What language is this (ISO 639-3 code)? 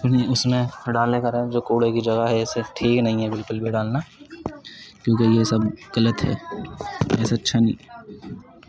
urd